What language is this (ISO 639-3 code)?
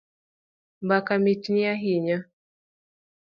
luo